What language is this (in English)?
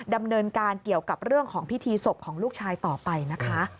Thai